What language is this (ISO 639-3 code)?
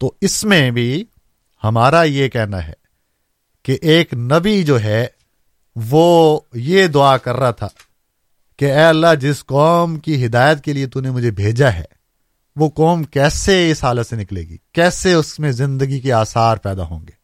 urd